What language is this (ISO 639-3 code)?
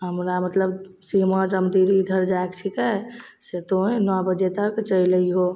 mai